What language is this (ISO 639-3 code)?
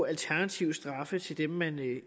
dan